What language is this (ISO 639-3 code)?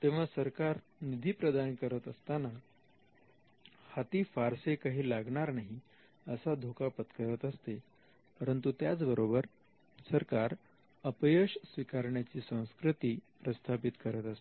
mar